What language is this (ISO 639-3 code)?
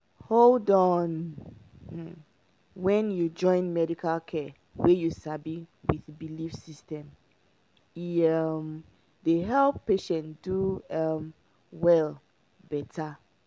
pcm